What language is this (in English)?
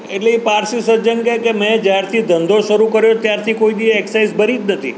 Gujarati